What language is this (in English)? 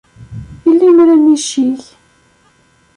Kabyle